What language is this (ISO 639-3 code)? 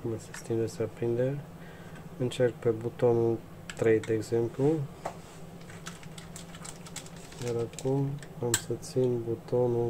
ron